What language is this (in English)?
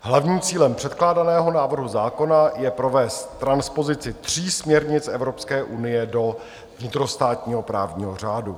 Czech